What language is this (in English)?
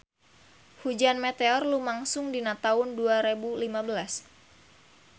Sundanese